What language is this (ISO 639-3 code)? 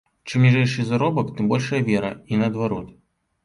bel